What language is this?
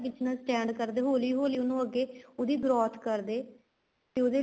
Punjabi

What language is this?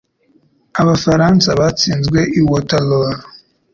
Kinyarwanda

